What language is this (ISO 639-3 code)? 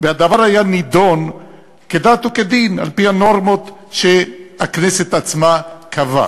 heb